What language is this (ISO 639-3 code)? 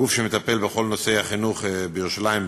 heb